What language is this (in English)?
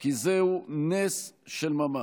Hebrew